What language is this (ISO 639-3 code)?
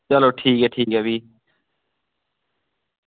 doi